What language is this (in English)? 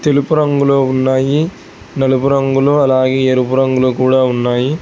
Telugu